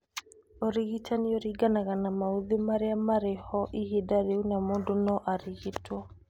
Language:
Kikuyu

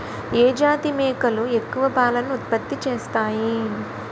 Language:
Telugu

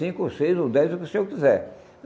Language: Portuguese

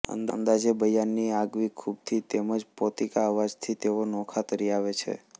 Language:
Gujarati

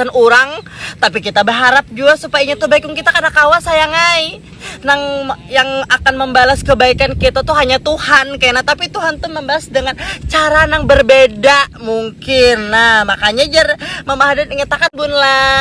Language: Indonesian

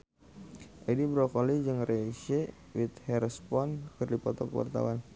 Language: Sundanese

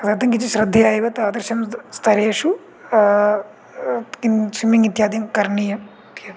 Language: Sanskrit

